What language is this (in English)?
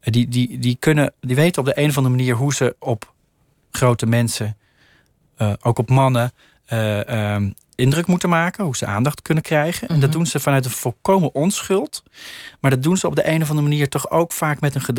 Dutch